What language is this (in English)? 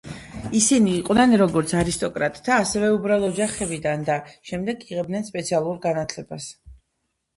Georgian